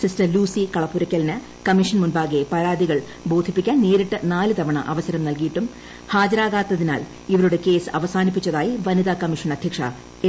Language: Malayalam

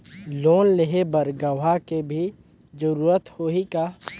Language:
Chhattisgarhi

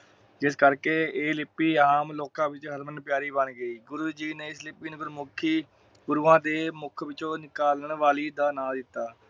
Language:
Punjabi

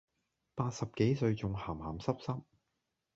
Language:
Cantonese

